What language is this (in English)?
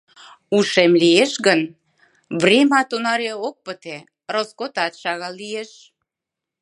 Mari